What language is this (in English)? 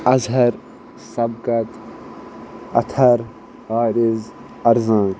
Kashmiri